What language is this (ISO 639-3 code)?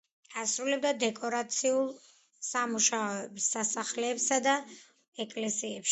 kat